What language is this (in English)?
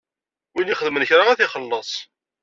Kabyle